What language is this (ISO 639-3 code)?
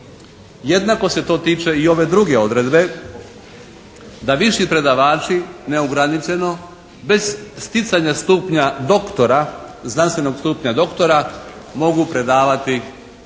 hrv